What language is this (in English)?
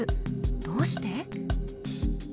Japanese